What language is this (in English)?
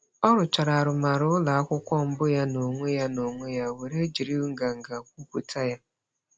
Igbo